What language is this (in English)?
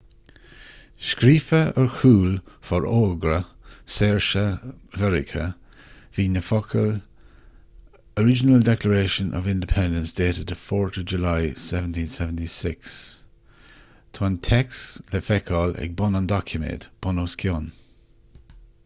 Irish